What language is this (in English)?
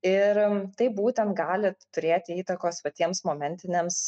Lithuanian